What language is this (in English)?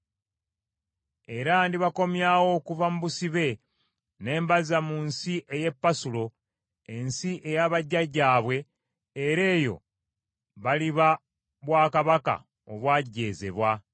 Ganda